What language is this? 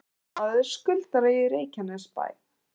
Icelandic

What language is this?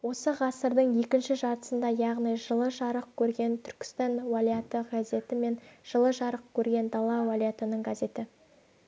Kazakh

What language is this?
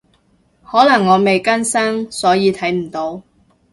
Cantonese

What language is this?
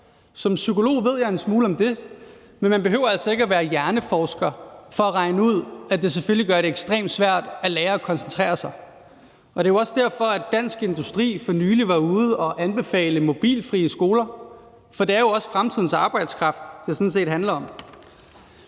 Danish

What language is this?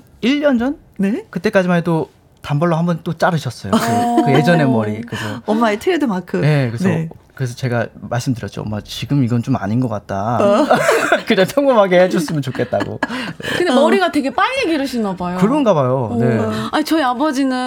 Korean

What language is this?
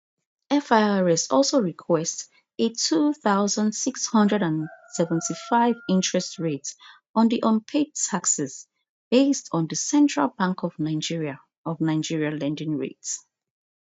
Nigerian Pidgin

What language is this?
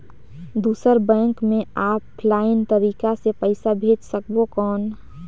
Chhattisgarhi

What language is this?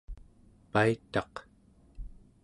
Central Yupik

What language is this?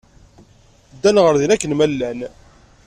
Kabyle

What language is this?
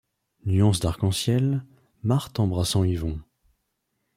French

